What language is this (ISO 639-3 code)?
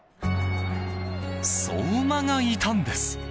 jpn